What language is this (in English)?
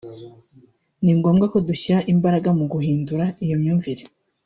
Kinyarwanda